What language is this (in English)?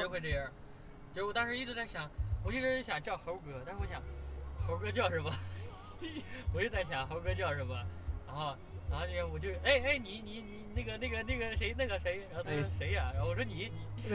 Chinese